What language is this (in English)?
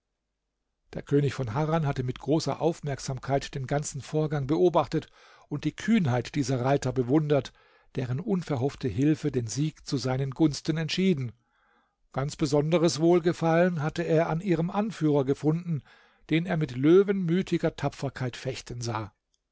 German